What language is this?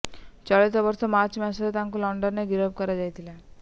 Odia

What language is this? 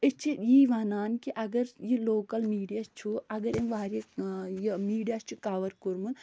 Kashmiri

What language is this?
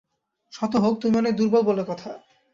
Bangla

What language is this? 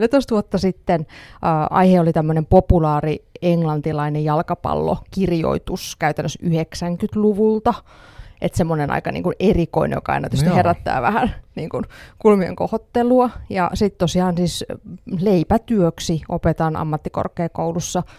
Finnish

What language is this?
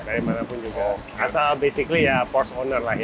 Indonesian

